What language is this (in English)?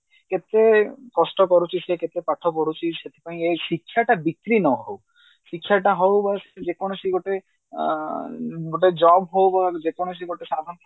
Odia